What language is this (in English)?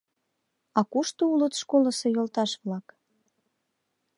Mari